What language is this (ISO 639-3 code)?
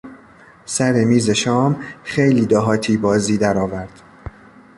fas